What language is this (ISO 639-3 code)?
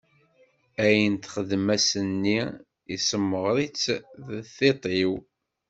kab